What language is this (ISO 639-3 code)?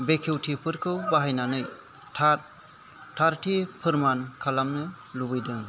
brx